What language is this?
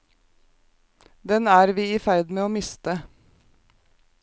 Norwegian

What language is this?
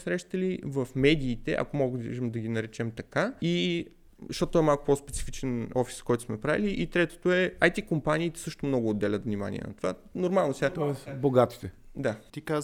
Bulgarian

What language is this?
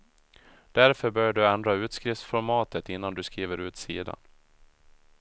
Swedish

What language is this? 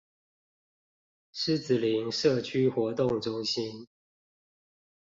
Chinese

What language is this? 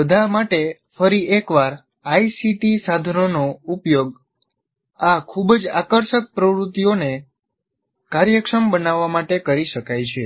Gujarati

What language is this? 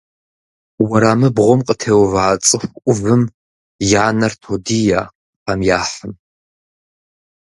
Kabardian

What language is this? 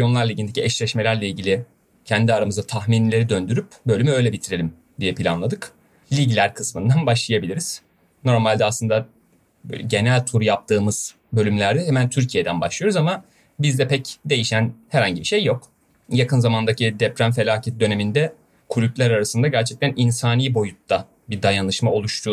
Turkish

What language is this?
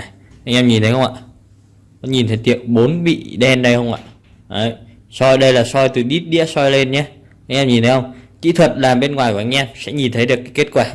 Vietnamese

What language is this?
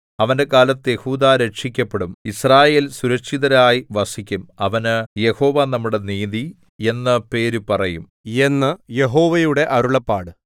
Malayalam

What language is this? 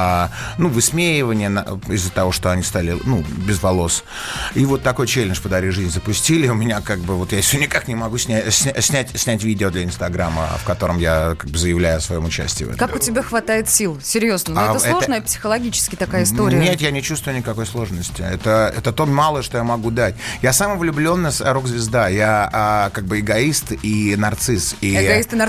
Russian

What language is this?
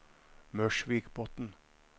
Norwegian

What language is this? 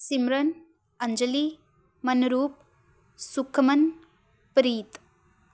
Punjabi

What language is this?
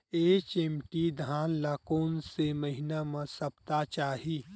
Chhattisgarhi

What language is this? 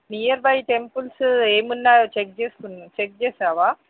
Telugu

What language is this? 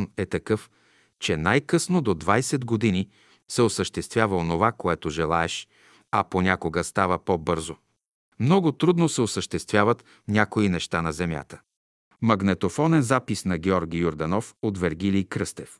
Bulgarian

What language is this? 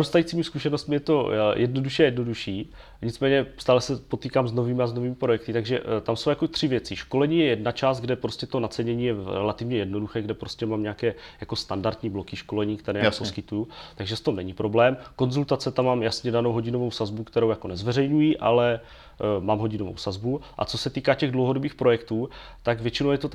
Czech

